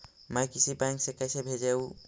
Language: Magahi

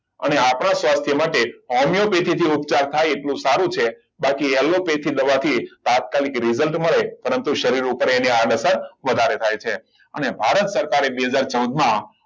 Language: Gujarati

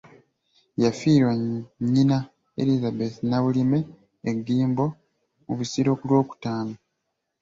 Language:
Ganda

